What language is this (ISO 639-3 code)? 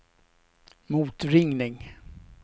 swe